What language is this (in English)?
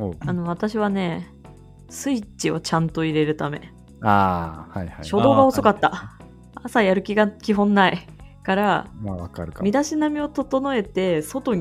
Japanese